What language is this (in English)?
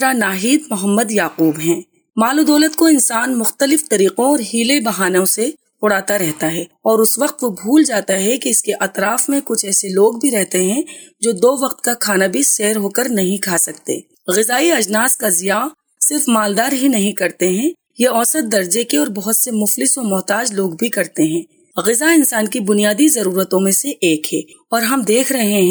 Urdu